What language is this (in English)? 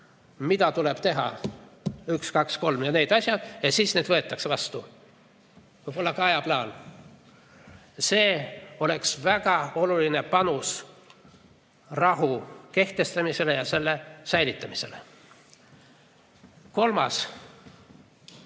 Estonian